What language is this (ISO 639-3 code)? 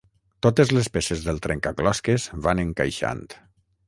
cat